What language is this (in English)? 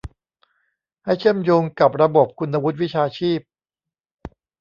Thai